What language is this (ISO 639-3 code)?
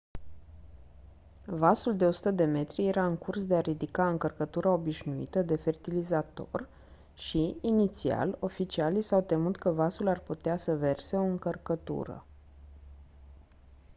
ron